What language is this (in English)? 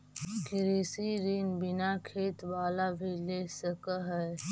Magahi